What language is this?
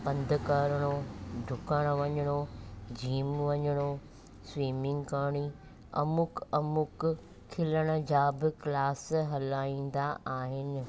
Sindhi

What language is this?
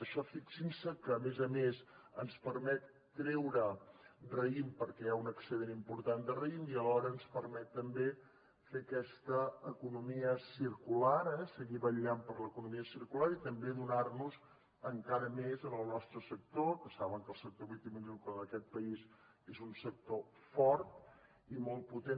Catalan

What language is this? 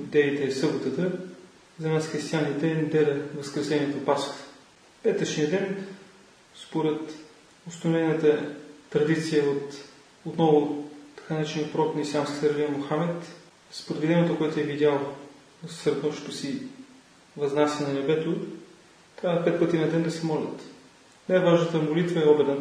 Bulgarian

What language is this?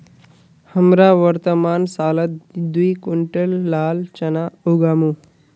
Magahi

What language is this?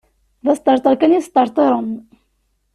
Kabyle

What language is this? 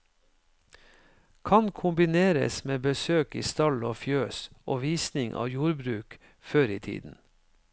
Norwegian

